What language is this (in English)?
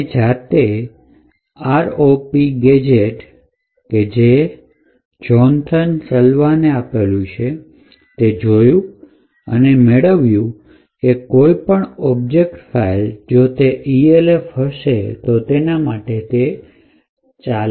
Gujarati